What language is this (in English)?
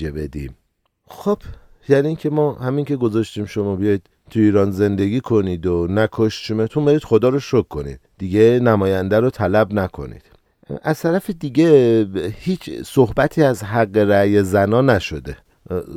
Persian